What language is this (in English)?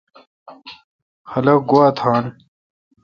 Kalkoti